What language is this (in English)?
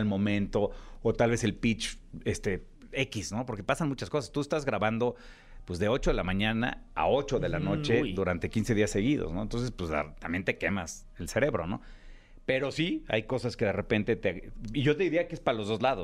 Spanish